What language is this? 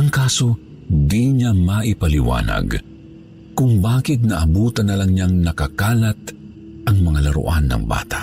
Filipino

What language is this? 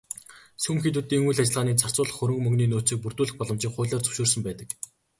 Mongolian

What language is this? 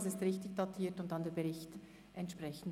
Swiss German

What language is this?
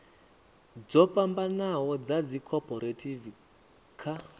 Venda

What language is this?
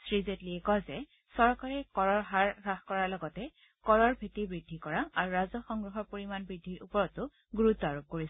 Assamese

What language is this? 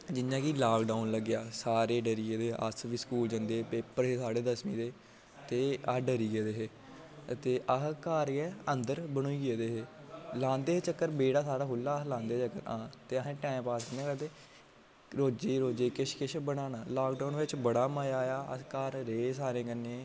Dogri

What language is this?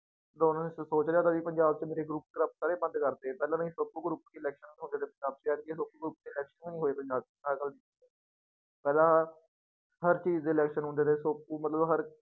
Punjabi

